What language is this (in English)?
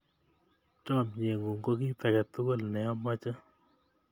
Kalenjin